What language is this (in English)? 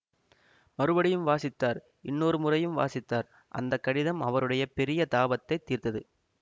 Tamil